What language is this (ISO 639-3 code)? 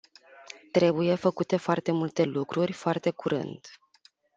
ron